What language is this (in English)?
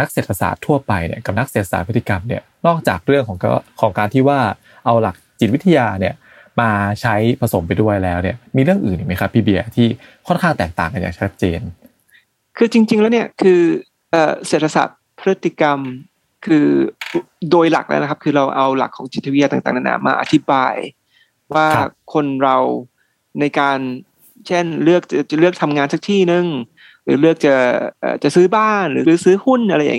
Thai